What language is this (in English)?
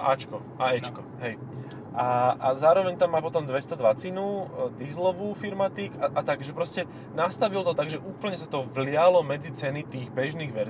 Slovak